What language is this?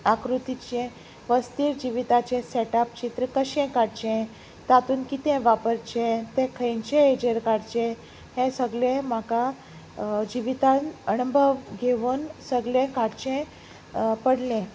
Konkani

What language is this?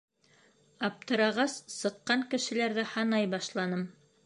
Bashkir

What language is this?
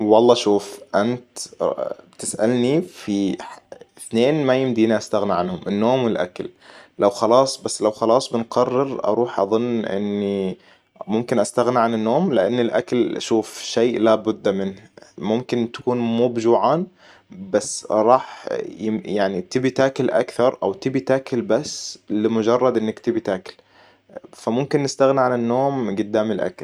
Hijazi Arabic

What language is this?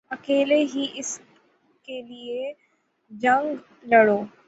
Urdu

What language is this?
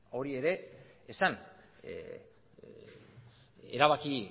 Basque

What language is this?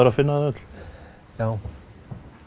Icelandic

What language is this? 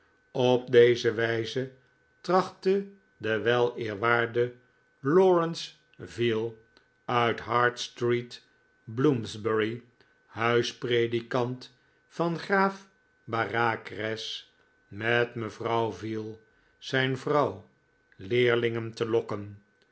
Dutch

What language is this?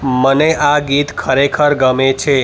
Gujarati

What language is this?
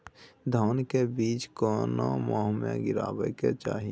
Maithili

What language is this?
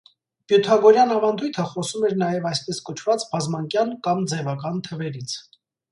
Armenian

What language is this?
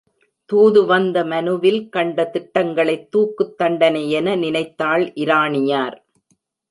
Tamil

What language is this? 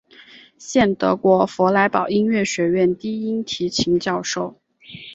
Chinese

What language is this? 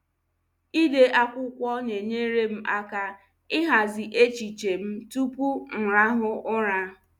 Igbo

